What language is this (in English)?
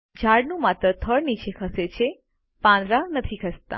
Gujarati